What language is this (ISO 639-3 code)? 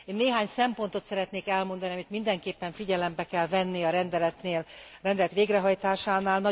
hun